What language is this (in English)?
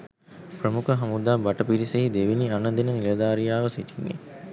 Sinhala